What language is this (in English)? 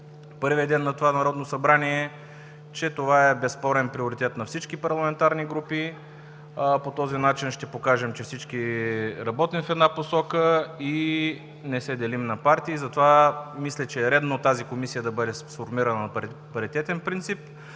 Bulgarian